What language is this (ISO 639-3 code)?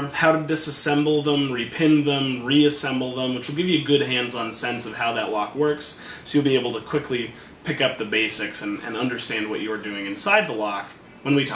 eng